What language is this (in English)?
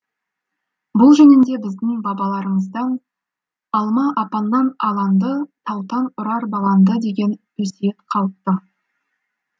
Kazakh